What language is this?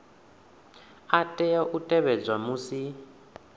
Venda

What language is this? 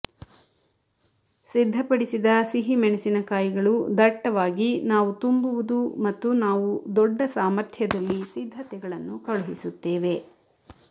Kannada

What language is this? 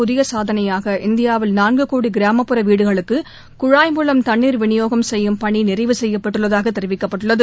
Tamil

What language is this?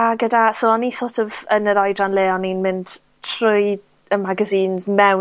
Welsh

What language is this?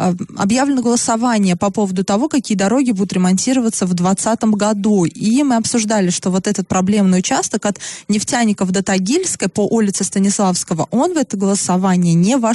Russian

